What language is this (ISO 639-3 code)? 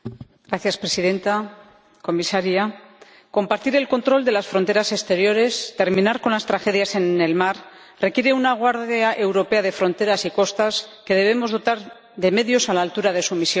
spa